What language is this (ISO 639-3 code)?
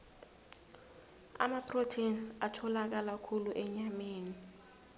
nbl